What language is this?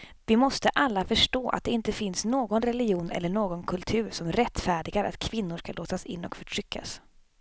Swedish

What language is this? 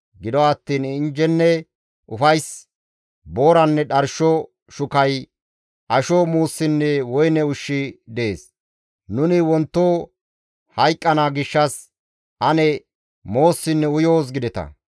Gamo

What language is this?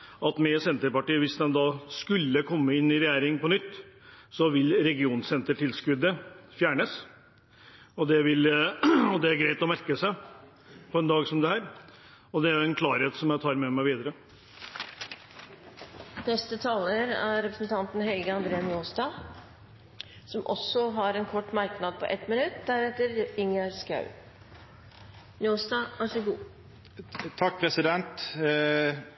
Norwegian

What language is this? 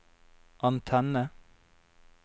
Norwegian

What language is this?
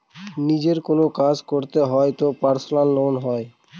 Bangla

